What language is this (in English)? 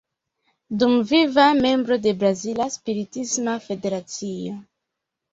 Esperanto